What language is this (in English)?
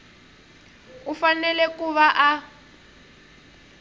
Tsonga